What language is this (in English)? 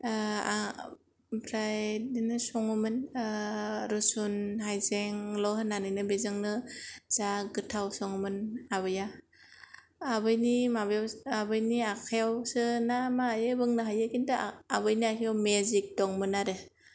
Bodo